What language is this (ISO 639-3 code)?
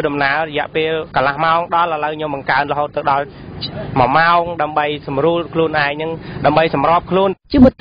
tha